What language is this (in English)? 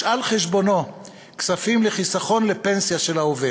Hebrew